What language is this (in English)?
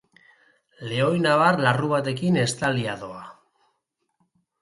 Basque